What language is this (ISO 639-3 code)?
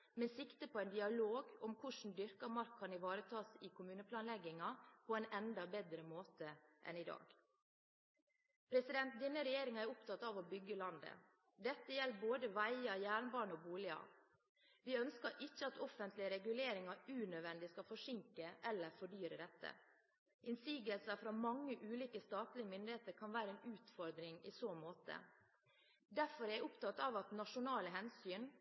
nob